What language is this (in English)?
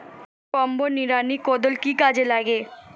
Bangla